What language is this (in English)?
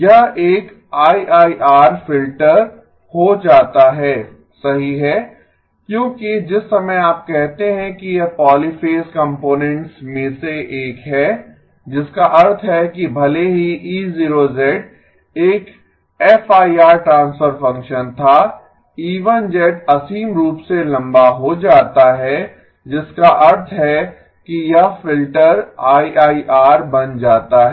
Hindi